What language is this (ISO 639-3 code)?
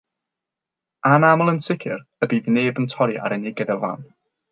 cym